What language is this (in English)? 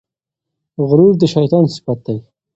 Pashto